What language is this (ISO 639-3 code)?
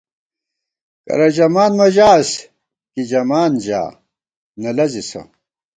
gwt